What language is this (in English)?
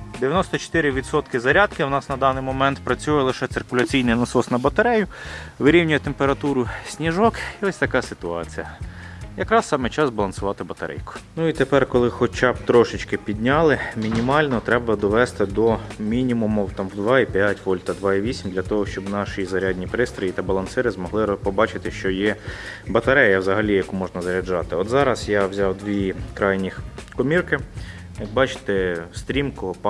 Ukrainian